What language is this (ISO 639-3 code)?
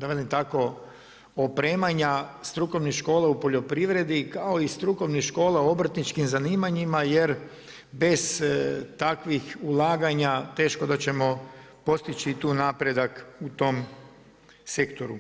hrv